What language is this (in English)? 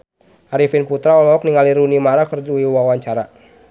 Sundanese